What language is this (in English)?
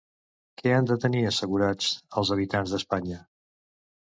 Catalan